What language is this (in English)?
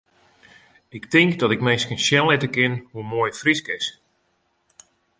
Western Frisian